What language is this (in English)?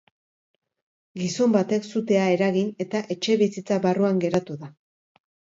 Basque